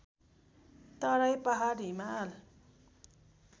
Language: Nepali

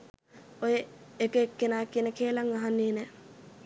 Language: Sinhala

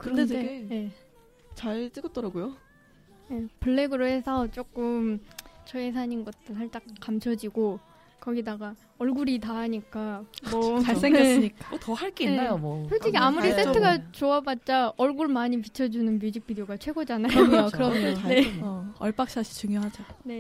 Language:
Korean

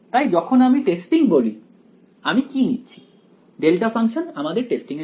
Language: Bangla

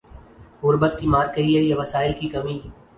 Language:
Urdu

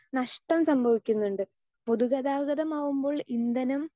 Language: Malayalam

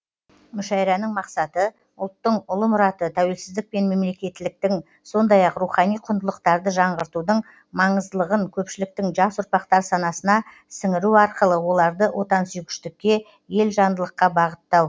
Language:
Kazakh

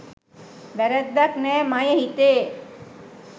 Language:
Sinhala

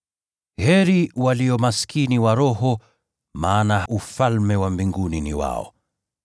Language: Swahili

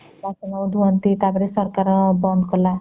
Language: Odia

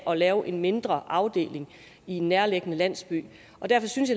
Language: Danish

